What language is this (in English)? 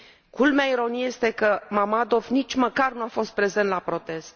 Romanian